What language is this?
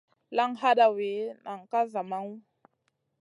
Masana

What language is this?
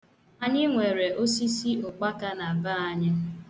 Igbo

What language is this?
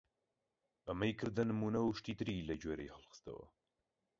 Central Kurdish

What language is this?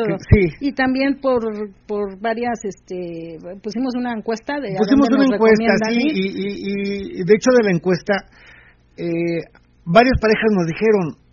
Spanish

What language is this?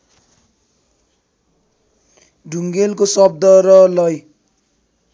Nepali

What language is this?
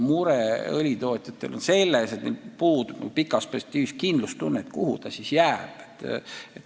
Estonian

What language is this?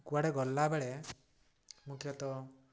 Odia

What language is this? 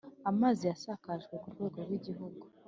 Kinyarwanda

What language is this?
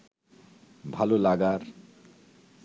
Bangla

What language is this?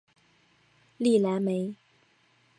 Chinese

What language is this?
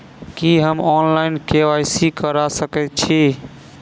Maithili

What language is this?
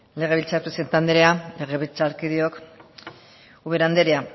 Basque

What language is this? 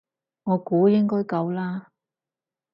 Cantonese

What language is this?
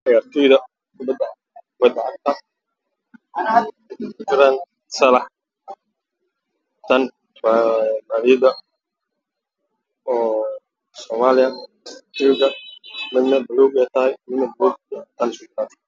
Somali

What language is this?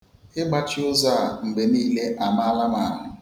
Igbo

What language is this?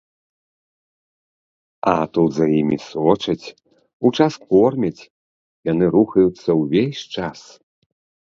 Belarusian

